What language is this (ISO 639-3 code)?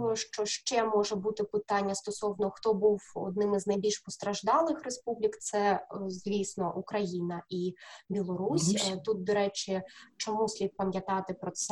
ukr